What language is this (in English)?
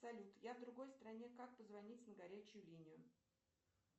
Russian